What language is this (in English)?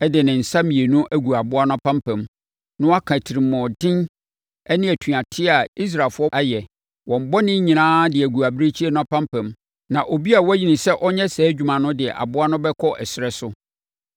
Akan